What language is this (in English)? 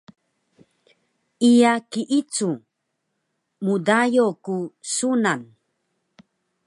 Taroko